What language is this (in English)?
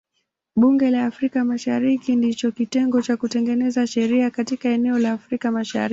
Swahili